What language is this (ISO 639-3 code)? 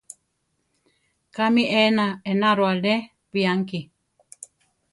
tar